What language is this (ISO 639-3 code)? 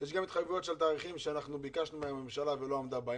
heb